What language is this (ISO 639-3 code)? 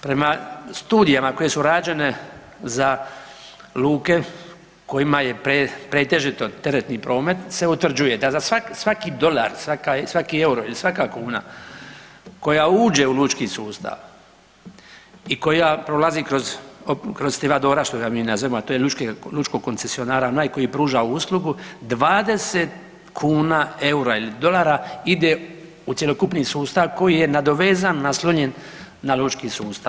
hrv